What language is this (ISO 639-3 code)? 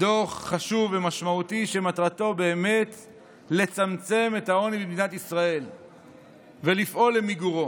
heb